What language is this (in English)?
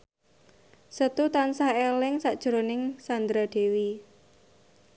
Javanese